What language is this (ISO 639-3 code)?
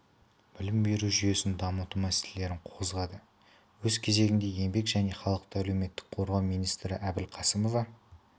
kaz